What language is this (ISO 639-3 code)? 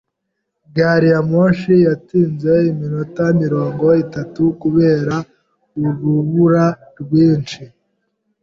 kin